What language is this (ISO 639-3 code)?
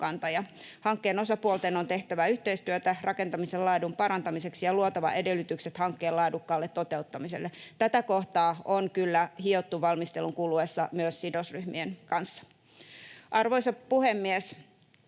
fin